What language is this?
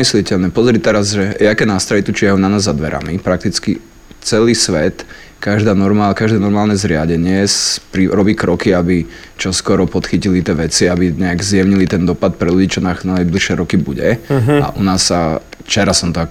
Slovak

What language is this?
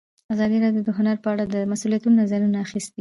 Pashto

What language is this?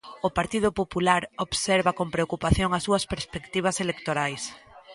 Galician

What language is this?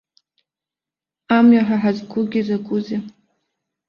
Abkhazian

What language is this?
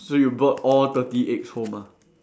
English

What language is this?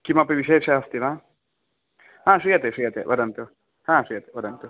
Sanskrit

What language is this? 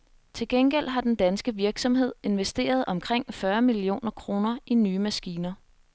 Danish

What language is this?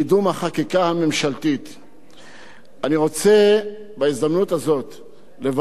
Hebrew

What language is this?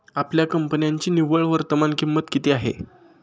Marathi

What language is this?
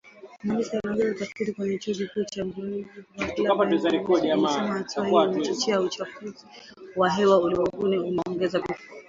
Swahili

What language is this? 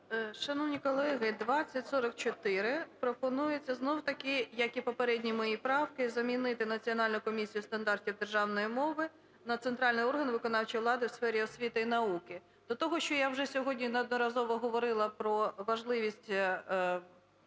Ukrainian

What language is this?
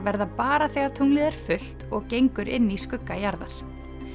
Icelandic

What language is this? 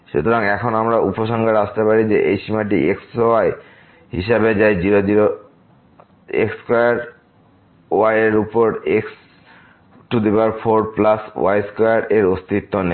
Bangla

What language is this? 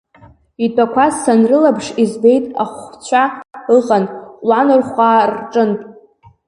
Abkhazian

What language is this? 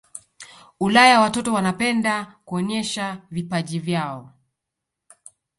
Swahili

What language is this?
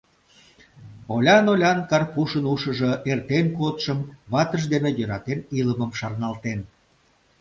Mari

